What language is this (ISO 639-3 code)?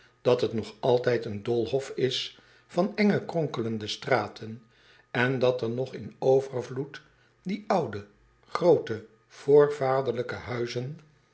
nld